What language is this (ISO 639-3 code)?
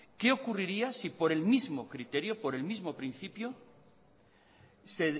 spa